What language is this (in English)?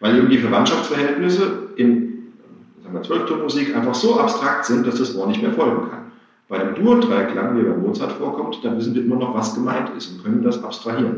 German